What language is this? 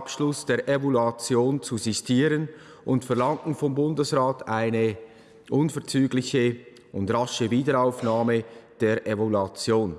German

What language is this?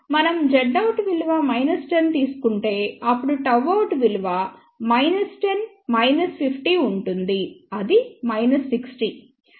Telugu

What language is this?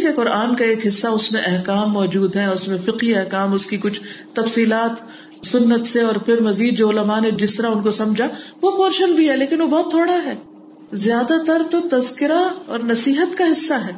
Urdu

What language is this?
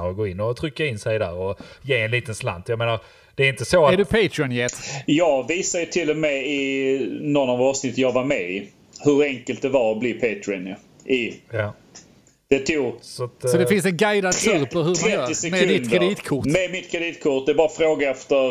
Swedish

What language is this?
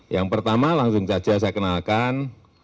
Indonesian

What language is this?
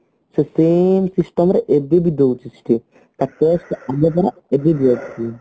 Odia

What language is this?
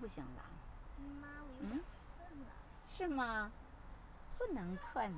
Chinese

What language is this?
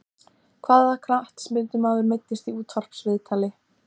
Icelandic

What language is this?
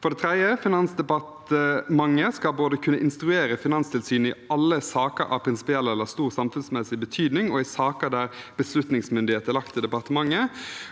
Norwegian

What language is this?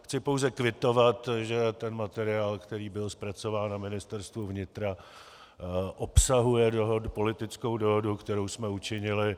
Czech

